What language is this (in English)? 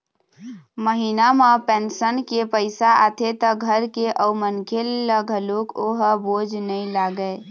Chhattisgarhi